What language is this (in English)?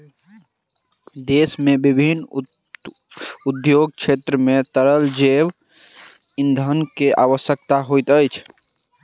Maithili